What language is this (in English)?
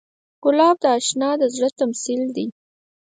Pashto